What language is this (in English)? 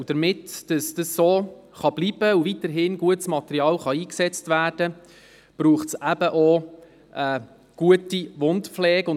Swiss German